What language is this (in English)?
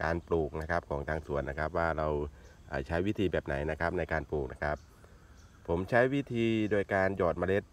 Thai